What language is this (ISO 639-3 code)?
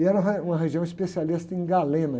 por